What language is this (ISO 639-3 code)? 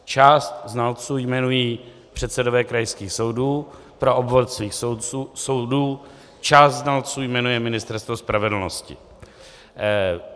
ces